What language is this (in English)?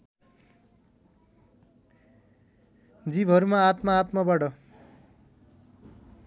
Nepali